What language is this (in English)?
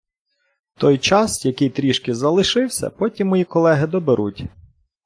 Ukrainian